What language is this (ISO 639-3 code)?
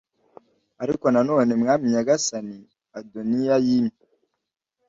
kin